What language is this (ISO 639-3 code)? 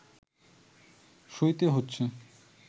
ben